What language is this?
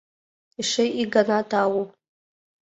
Mari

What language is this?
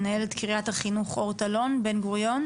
Hebrew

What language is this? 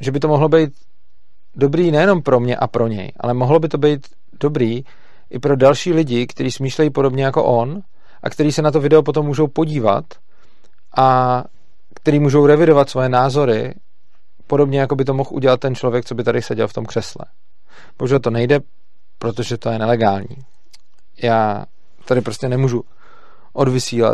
Czech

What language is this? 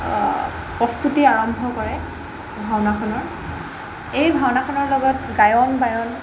Assamese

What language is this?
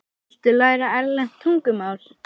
Icelandic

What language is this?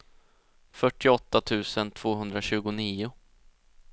Swedish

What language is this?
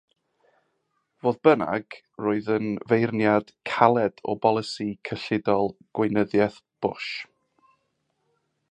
Welsh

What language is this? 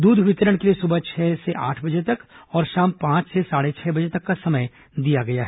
Hindi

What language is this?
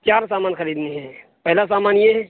Urdu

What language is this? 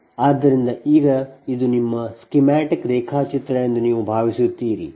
Kannada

